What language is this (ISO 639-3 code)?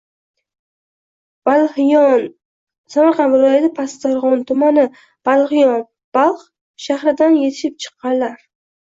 uzb